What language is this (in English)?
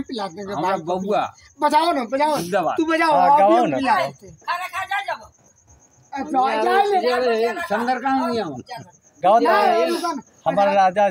Thai